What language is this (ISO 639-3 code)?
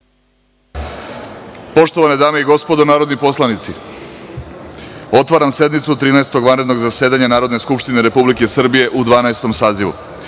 srp